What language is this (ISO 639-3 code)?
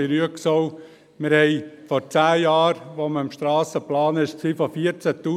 gsw